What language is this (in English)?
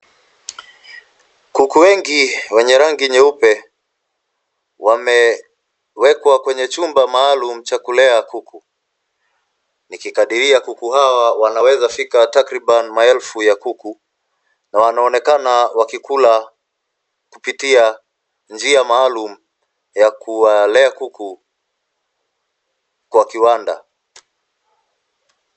Swahili